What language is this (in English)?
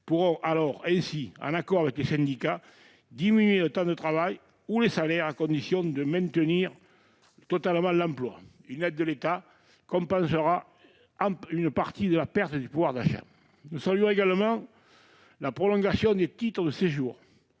French